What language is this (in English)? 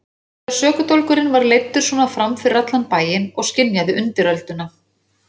Icelandic